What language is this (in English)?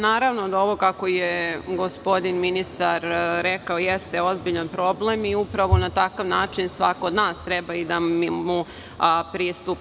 Serbian